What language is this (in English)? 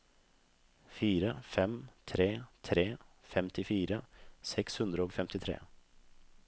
Norwegian